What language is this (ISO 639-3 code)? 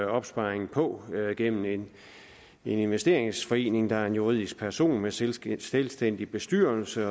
dan